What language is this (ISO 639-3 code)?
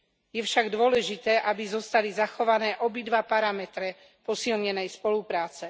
slk